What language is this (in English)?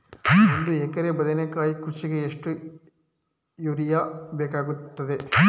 Kannada